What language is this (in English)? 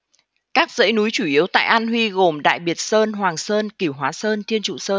Vietnamese